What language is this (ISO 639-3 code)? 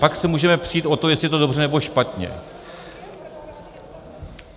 ces